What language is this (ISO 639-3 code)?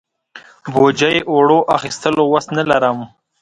pus